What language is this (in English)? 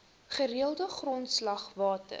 Afrikaans